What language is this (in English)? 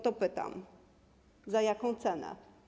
Polish